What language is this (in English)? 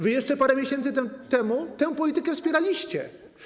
Polish